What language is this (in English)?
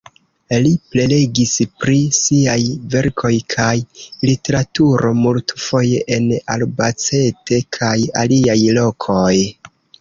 Esperanto